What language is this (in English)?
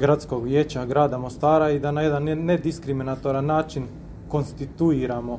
Croatian